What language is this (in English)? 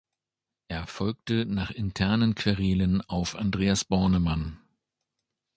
German